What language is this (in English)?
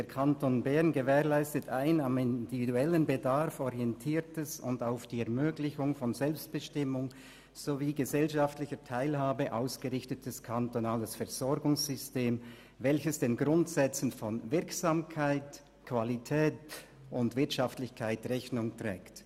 Swiss German